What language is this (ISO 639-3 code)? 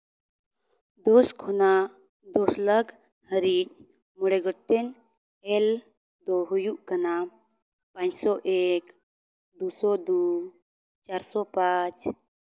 sat